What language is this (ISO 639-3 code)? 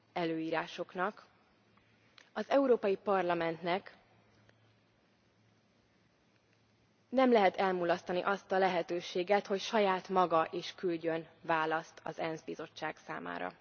hun